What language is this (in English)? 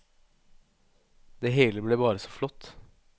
Norwegian